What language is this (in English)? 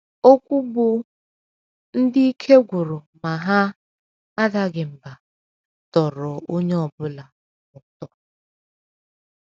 Igbo